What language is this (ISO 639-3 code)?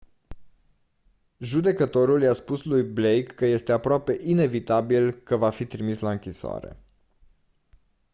ron